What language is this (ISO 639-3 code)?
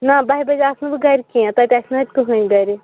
kas